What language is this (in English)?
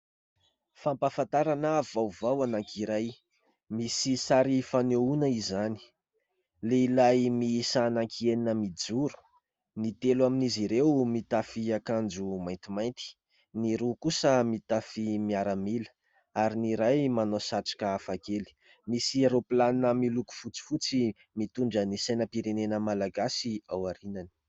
Malagasy